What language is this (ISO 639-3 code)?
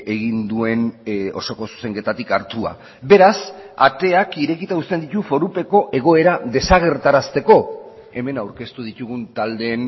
eus